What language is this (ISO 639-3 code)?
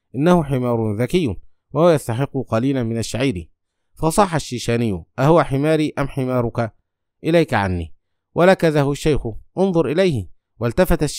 ara